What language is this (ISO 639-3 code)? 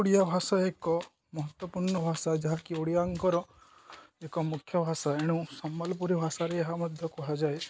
ori